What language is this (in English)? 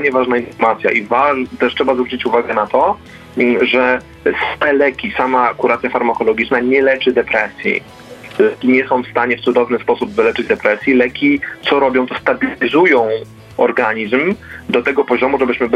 Polish